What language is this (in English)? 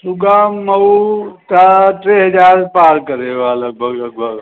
Sindhi